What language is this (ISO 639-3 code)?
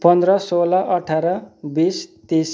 nep